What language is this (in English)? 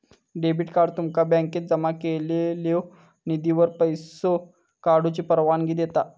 Marathi